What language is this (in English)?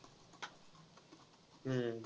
Marathi